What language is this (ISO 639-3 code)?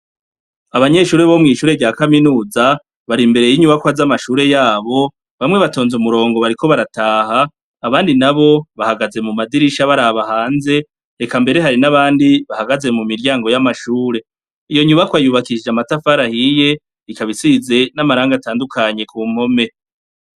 run